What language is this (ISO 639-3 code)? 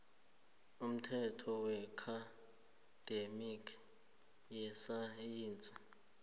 nbl